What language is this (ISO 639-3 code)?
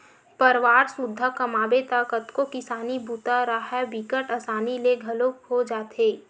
hne